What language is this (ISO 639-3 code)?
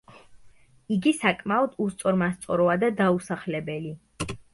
kat